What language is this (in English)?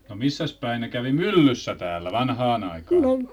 Finnish